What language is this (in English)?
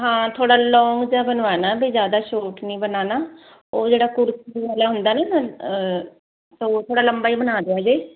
Punjabi